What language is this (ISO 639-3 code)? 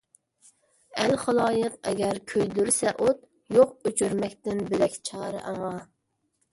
uig